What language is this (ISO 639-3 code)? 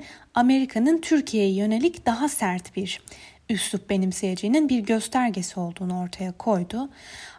tur